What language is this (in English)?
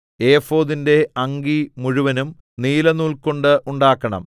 Malayalam